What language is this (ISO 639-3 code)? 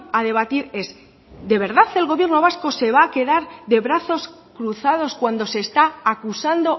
spa